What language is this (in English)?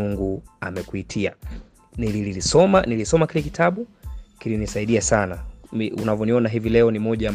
Swahili